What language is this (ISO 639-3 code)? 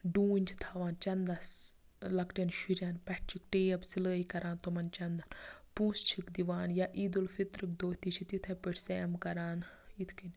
kas